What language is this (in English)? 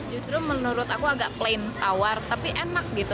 Indonesian